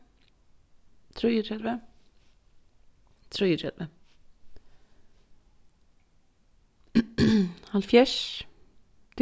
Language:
Faroese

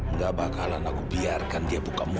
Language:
Indonesian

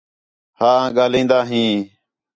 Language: Khetrani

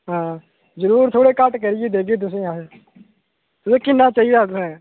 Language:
Dogri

